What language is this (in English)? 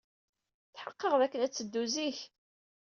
Kabyle